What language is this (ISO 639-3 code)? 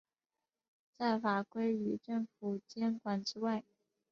zho